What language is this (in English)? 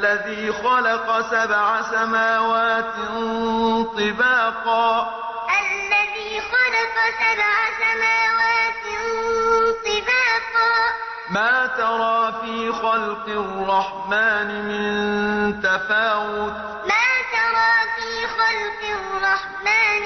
Arabic